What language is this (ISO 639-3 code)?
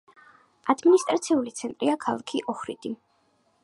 kat